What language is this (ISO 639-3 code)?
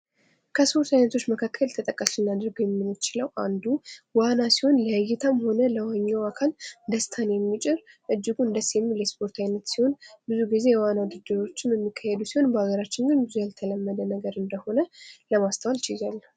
amh